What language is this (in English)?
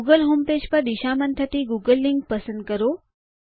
Gujarati